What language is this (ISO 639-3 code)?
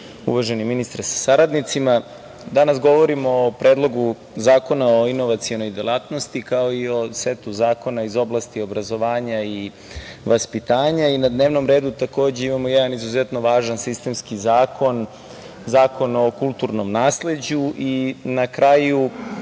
srp